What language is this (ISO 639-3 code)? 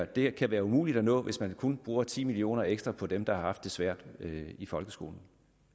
dan